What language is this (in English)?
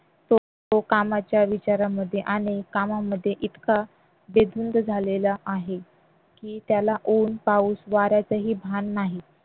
Marathi